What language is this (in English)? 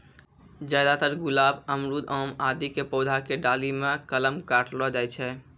Maithili